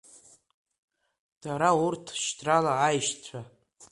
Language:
Abkhazian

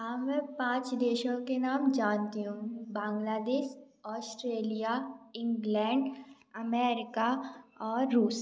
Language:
Hindi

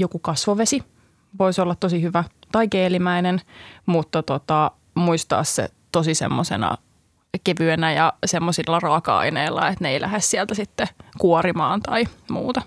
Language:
Finnish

